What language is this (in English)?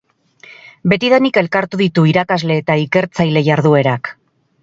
Basque